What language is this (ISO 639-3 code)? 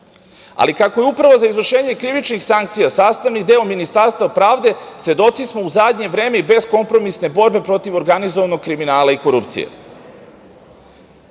srp